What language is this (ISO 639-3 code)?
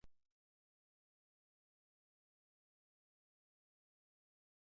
eus